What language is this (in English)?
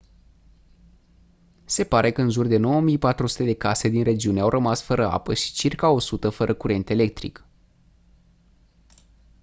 Romanian